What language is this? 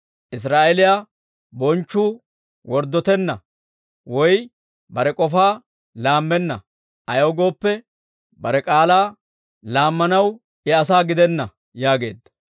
Dawro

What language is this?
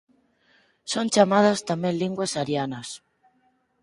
Galician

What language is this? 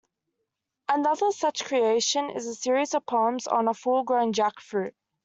English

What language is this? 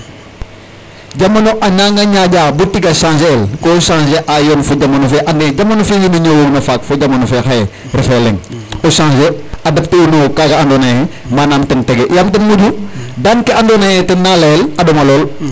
Serer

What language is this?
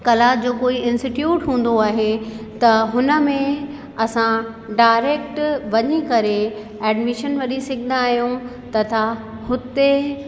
Sindhi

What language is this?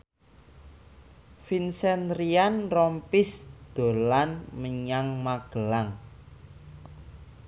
Javanese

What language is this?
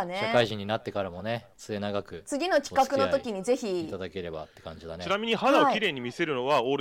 Japanese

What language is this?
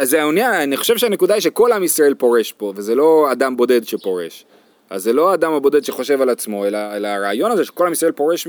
Hebrew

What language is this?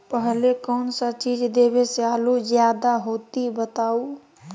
Magahi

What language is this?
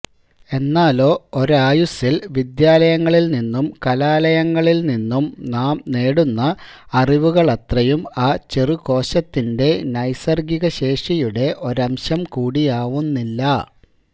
Malayalam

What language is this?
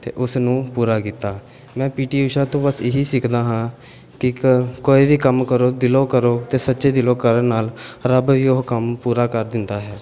Punjabi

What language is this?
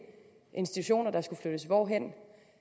Danish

